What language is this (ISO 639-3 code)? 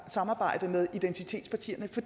dan